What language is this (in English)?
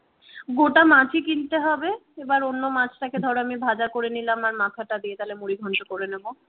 Bangla